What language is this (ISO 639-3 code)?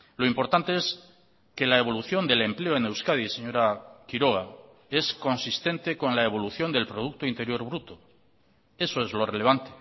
spa